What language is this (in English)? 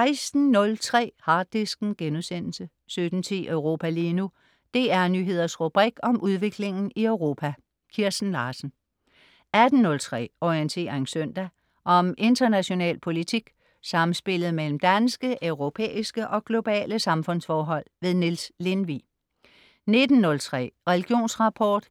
Danish